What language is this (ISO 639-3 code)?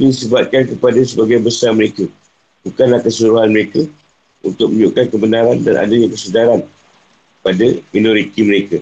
msa